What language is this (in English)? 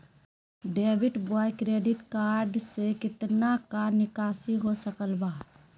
Magahi